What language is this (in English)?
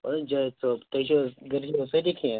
Kashmiri